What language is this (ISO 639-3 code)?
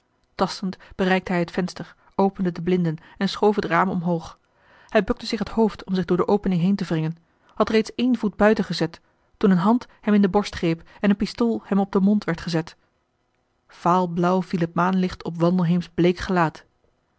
nld